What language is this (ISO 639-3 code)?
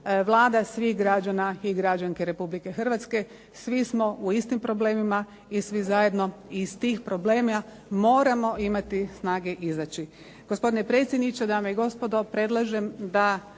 hrv